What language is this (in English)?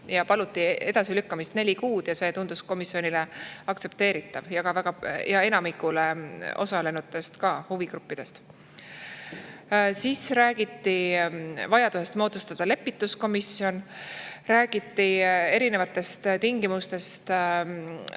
Estonian